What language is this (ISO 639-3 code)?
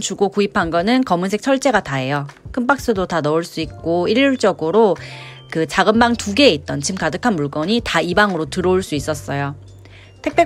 kor